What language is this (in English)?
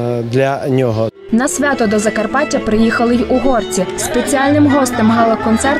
Ukrainian